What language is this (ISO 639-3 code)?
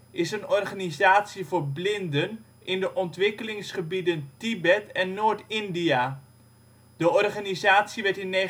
nld